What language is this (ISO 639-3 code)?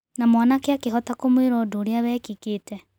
kik